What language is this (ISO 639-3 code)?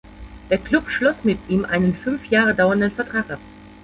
deu